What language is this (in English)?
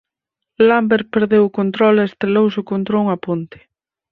Galician